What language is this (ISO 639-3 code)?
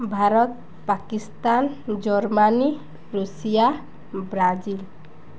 ori